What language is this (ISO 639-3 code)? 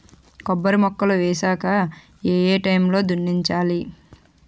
tel